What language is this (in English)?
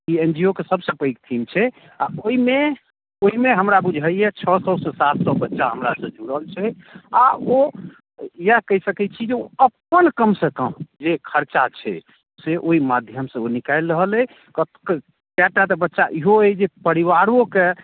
Maithili